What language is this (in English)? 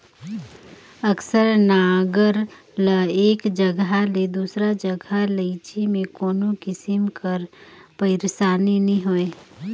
Chhattisgarhi